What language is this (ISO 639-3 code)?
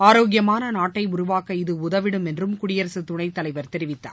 tam